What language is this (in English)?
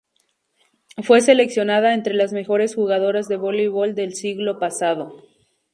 Spanish